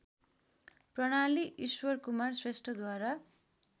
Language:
Nepali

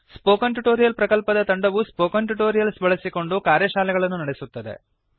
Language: Kannada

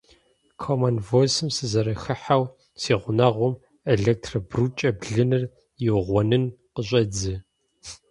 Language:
Kabardian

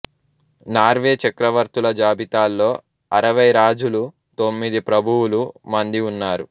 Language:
Telugu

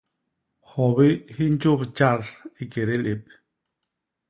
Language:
Basaa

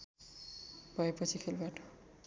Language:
Nepali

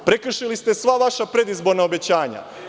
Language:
Serbian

